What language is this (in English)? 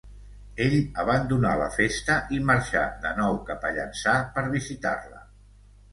Catalan